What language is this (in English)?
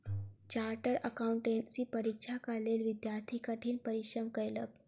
Maithili